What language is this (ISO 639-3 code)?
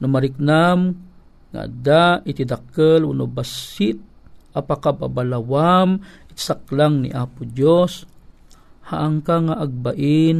fil